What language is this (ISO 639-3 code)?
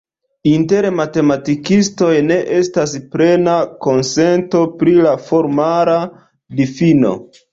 epo